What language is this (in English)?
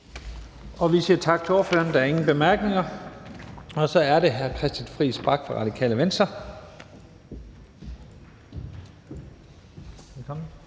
Danish